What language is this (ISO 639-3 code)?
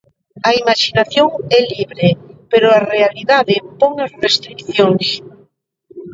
glg